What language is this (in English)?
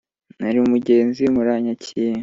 Kinyarwanda